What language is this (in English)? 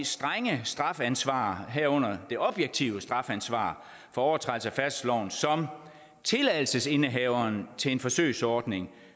Danish